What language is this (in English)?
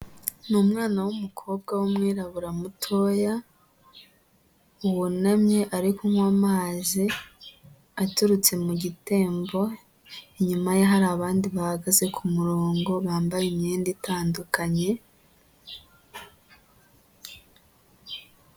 Kinyarwanda